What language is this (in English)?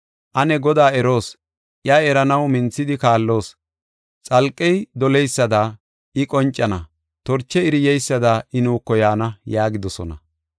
Gofa